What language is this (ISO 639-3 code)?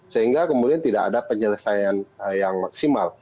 ind